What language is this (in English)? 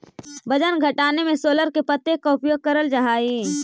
Magahi